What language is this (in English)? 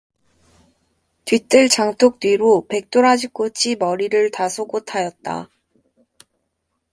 Korean